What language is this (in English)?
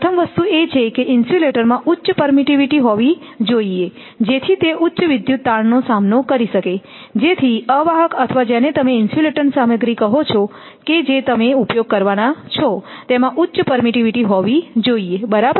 Gujarati